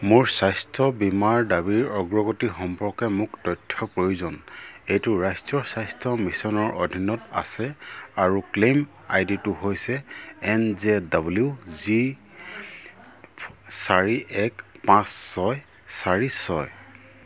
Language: Assamese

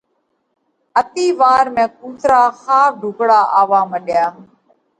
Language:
Parkari Koli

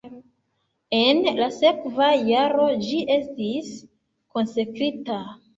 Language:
Esperanto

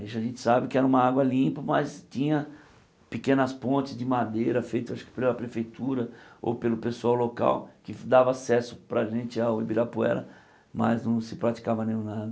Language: Portuguese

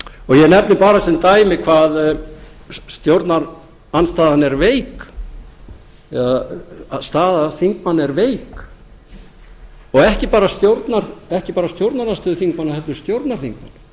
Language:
Icelandic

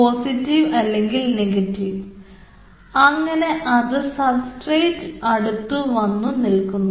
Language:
Malayalam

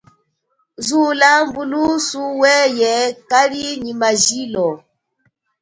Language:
Chokwe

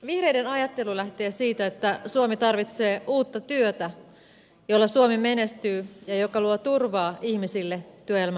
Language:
Finnish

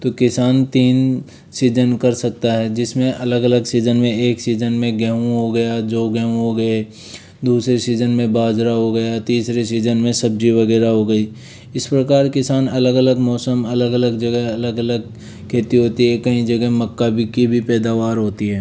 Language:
Hindi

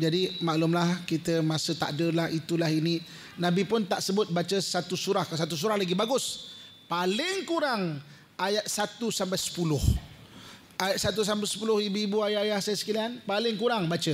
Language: Malay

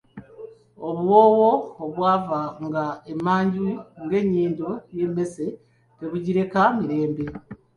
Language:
Ganda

